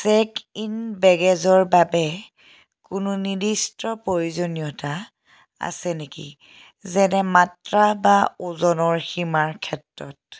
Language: Assamese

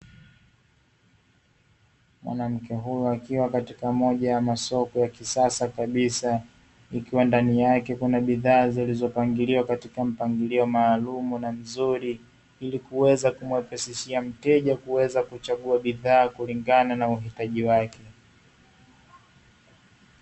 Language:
Swahili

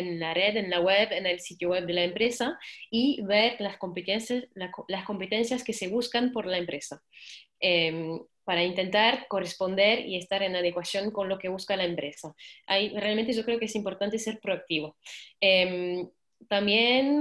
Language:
Spanish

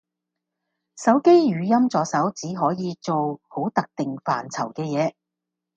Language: Cantonese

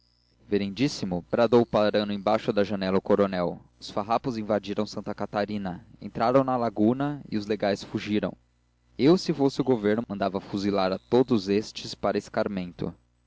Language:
Portuguese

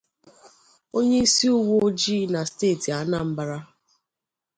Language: Igbo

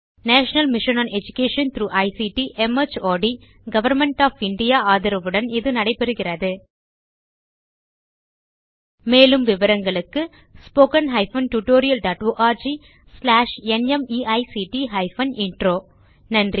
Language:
Tamil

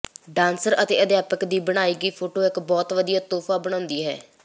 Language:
Punjabi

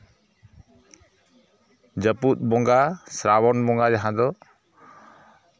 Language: Santali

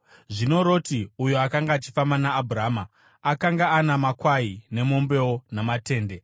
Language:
Shona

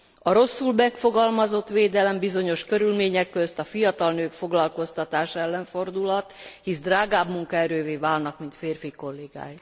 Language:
Hungarian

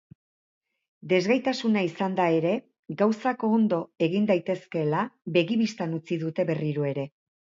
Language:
Basque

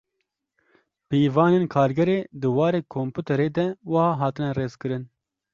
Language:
Kurdish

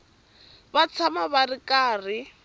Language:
Tsonga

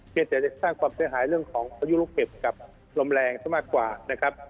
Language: Thai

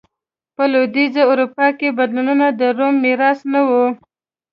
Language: Pashto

